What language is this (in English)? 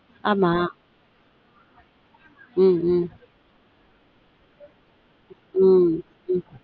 Tamil